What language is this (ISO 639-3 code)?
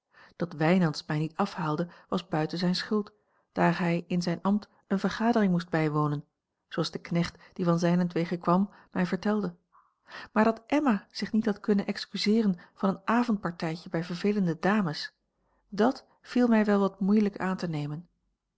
nld